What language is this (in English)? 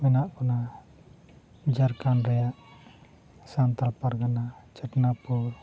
Santali